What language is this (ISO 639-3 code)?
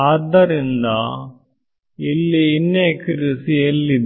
kan